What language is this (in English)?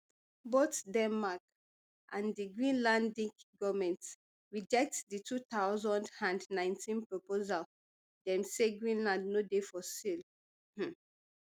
Nigerian Pidgin